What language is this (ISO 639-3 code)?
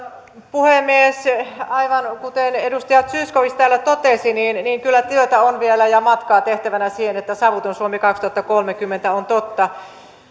fin